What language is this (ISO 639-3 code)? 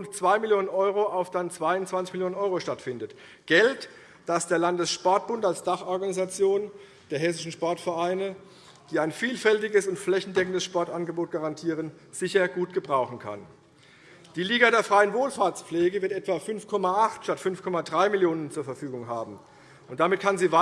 deu